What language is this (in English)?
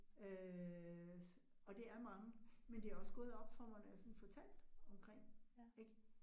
Danish